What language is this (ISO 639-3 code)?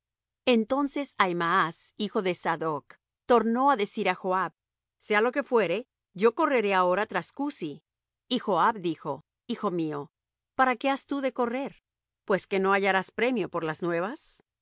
spa